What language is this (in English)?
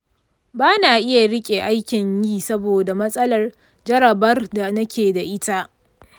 Hausa